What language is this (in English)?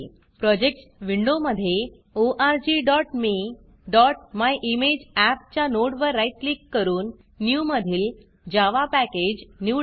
Marathi